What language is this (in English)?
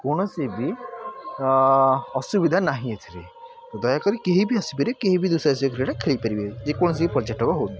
Odia